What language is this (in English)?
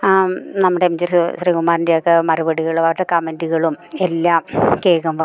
Malayalam